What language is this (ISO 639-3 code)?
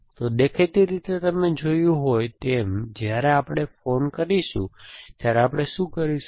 guj